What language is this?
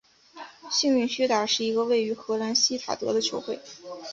Chinese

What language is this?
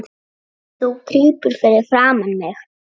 Icelandic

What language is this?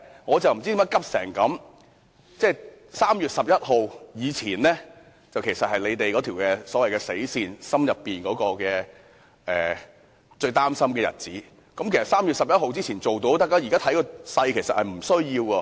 Cantonese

